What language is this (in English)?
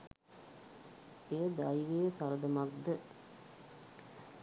Sinhala